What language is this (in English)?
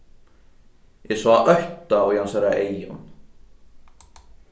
Faroese